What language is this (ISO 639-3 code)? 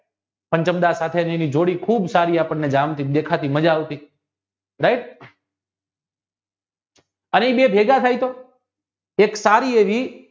guj